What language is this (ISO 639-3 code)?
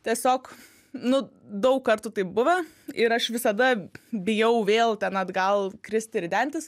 lit